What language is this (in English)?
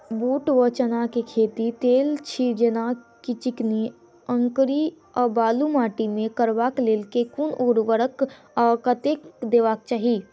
Maithili